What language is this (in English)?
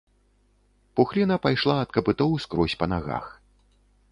Belarusian